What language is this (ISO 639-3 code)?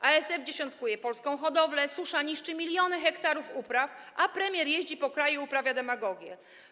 pol